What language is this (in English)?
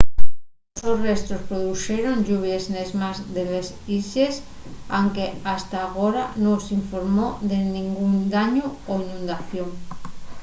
Asturian